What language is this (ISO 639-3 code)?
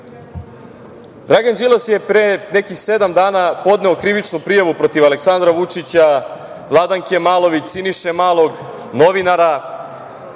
srp